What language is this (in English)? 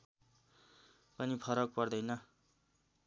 Nepali